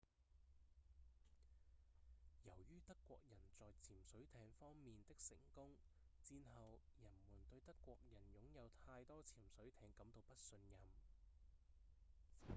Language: Cantonese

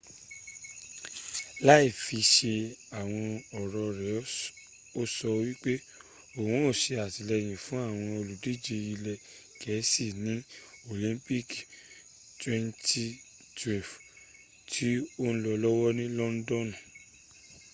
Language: Yoruba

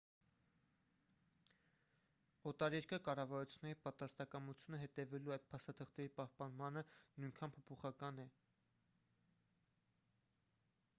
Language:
Armenian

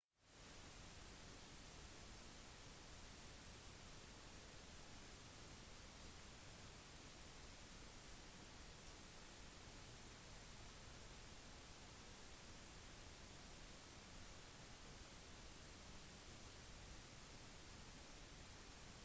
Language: Norwegian Bokmål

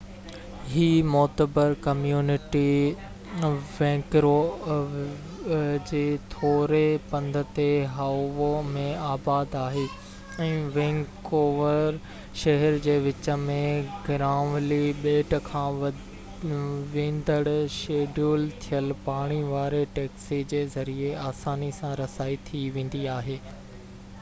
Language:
Sindhi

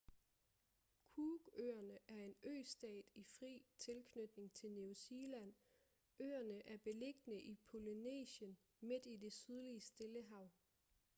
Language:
Danish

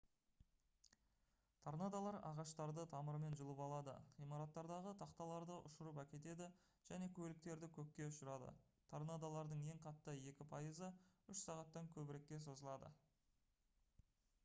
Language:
Kazakh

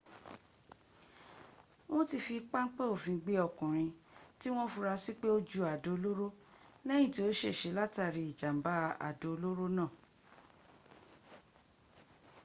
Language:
Yoruba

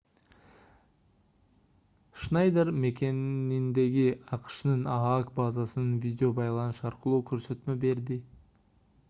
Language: Kyrgyz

